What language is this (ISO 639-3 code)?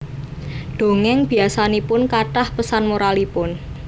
jav